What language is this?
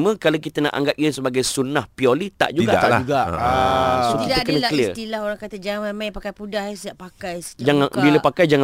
Malay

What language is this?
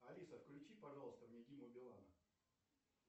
Russian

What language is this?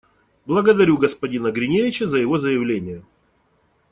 Russian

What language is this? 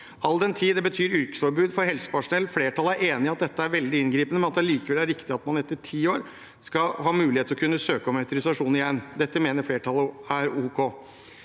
Norwegian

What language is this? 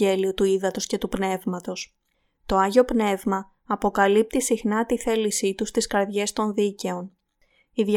Greek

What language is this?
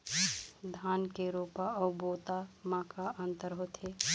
Chhattisgarhi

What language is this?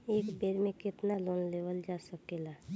Bhojpuri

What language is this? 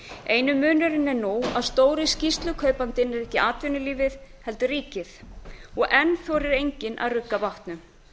Icelandic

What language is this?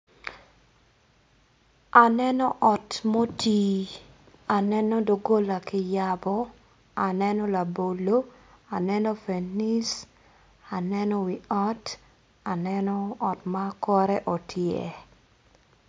Acoli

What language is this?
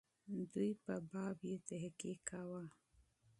Pashto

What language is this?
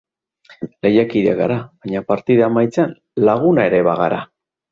Basque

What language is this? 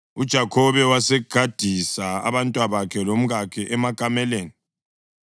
North Ndebele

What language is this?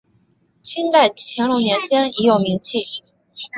Chinese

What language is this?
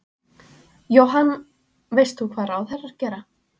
Icelandic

